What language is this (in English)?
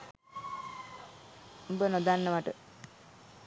Sinhala